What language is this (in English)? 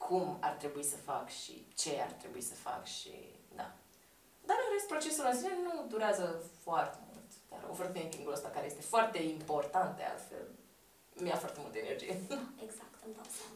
Romanian